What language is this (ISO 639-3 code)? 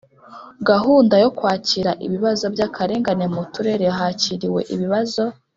kin